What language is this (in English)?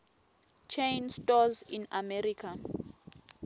Swati